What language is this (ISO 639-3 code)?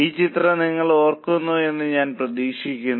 mal